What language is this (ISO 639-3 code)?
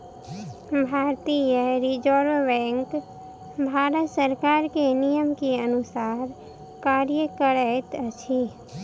mai